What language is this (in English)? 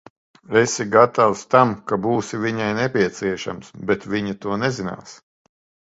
Latvian